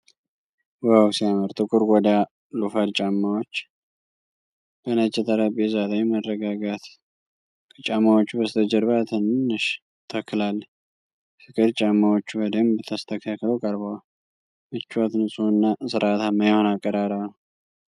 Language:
Amharic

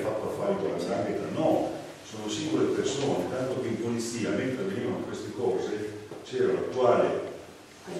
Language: Italian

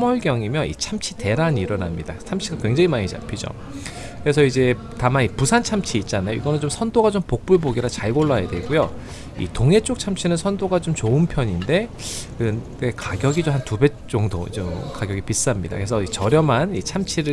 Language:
Korean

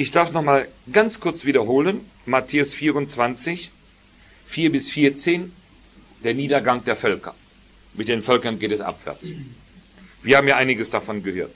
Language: German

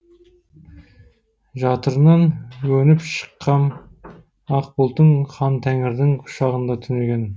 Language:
Kazakh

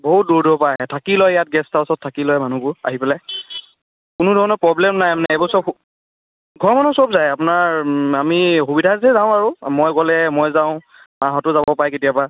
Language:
Assamese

